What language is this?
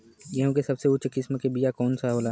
Bhojpuri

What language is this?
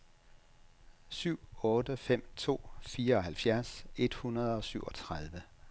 Danish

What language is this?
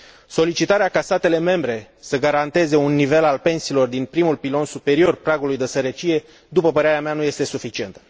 Romanian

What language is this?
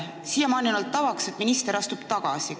Estonian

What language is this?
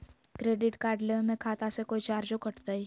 Magahi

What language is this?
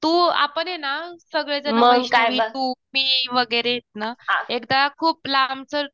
Marathi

